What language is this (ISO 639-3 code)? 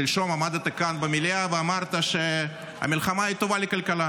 heb